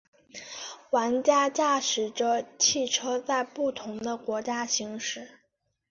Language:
Chinese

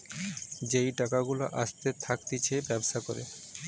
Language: Bangla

